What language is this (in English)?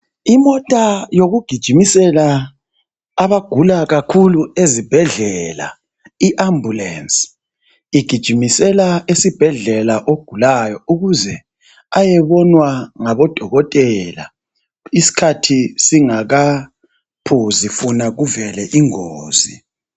North Ndebele